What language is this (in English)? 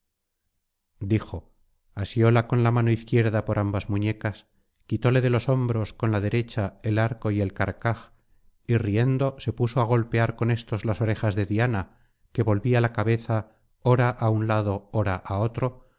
Spanish